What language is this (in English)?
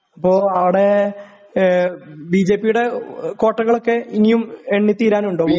Malayalam